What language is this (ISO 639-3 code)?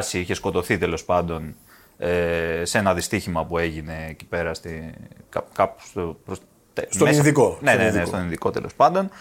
ell